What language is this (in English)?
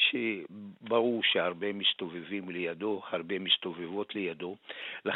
Hebrew